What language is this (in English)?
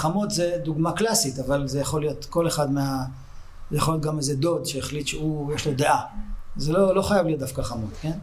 Hebrew